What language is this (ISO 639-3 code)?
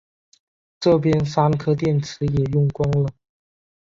zho